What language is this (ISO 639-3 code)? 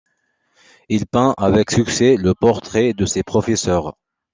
fra